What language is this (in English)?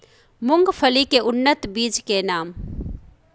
Maithili